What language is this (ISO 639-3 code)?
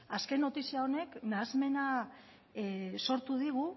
eus